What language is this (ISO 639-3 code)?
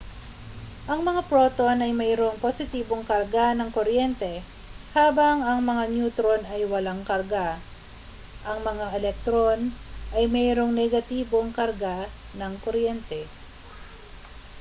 fil